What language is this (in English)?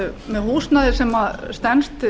Icelandic